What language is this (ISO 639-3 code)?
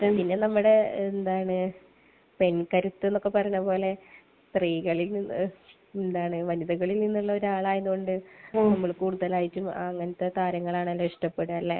mal